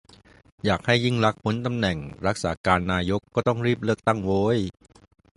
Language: Thai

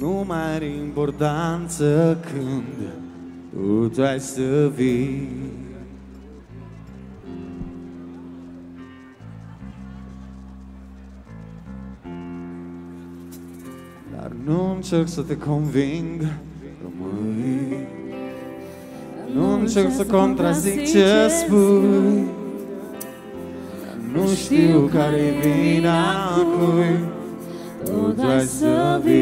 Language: Romanian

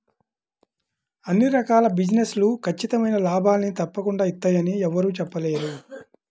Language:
Telugu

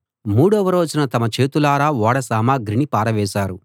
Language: Telugu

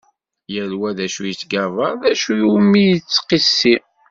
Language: Kabyle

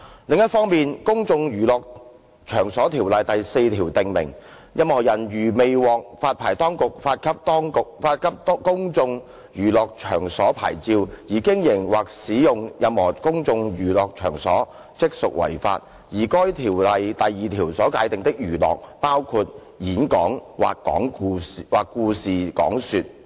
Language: Cantonese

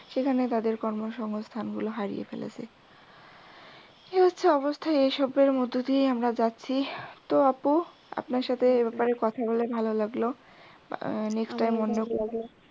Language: Bangla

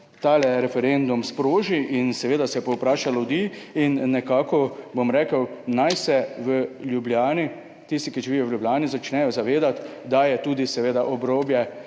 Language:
Slovenian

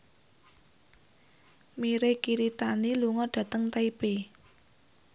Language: Javanese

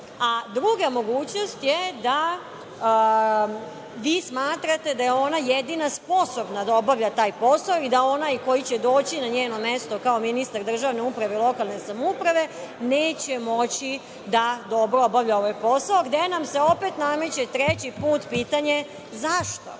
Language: Serbian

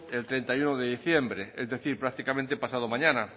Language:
Spanish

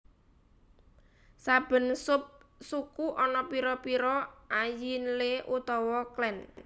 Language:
Javanese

